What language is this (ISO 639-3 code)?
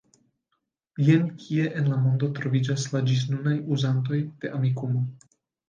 epo